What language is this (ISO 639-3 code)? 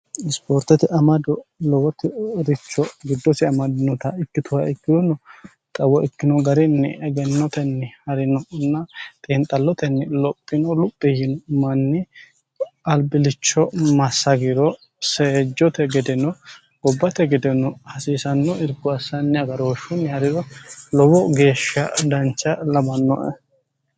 sid